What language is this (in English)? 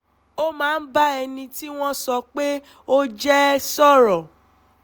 Yoruba